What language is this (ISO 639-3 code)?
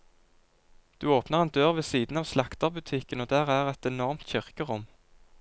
nor